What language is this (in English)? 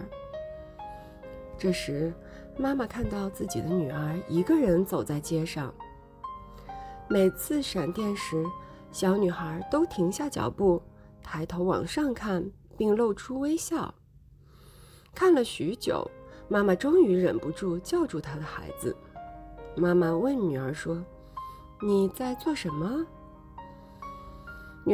Chinese